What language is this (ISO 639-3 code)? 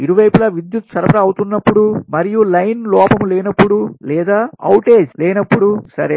tel